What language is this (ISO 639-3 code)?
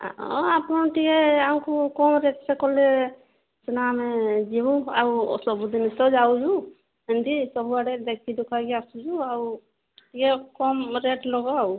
ori